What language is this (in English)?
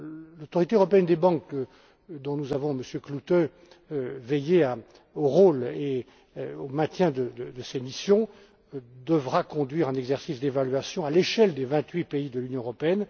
French